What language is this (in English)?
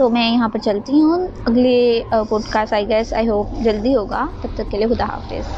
Urdu